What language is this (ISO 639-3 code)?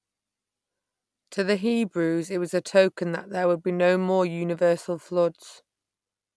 eng